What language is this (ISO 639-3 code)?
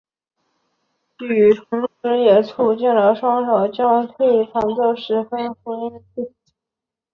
zho